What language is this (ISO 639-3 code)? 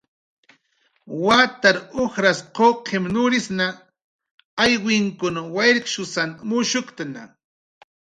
jqr